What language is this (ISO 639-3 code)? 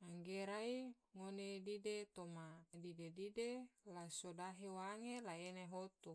tvo